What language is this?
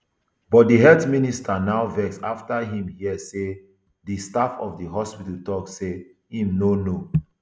Nigerian Pidgin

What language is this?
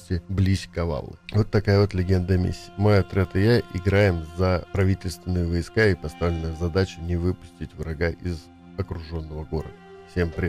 Russian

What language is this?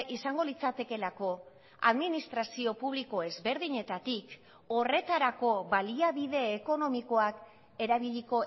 Basque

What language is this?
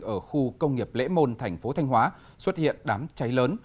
Vietnamese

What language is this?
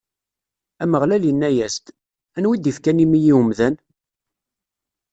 Kabyle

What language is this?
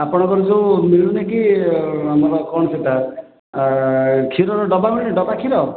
Odia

